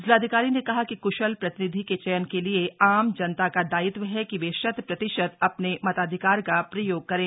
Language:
Hindi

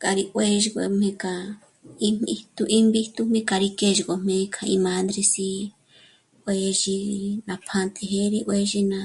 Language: Michoacán Mazahua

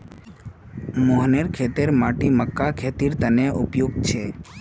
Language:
Magahi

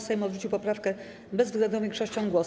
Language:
Polish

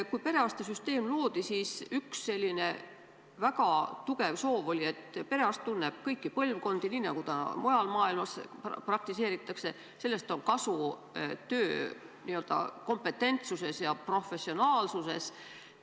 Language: Estonian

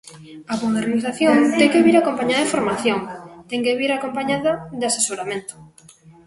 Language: Galician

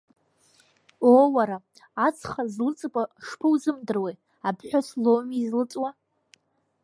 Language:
Abkhazian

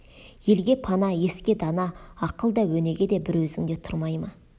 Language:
Kazakh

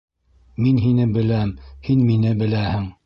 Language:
Bashkir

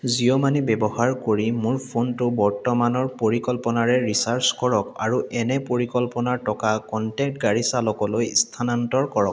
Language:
Assamese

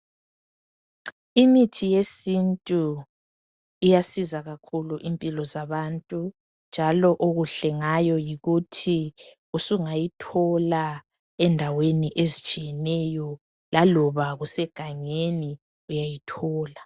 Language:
North Ndebele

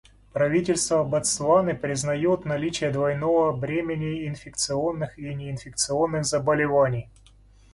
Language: Russian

